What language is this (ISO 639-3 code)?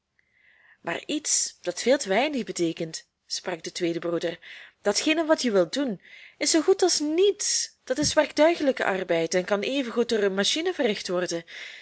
nld